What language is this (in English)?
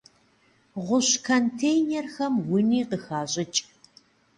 Kabardian